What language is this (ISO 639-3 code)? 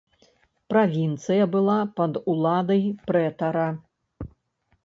bel